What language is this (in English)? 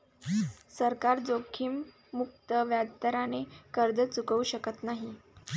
Marathi